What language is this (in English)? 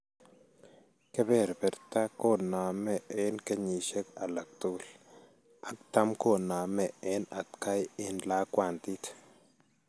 Kalenjin